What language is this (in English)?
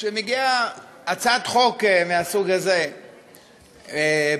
Hebrew